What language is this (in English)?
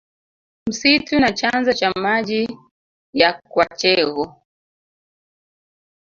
Swahili